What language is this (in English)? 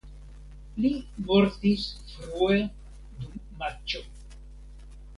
Esperanto